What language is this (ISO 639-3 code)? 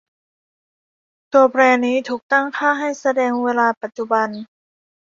tha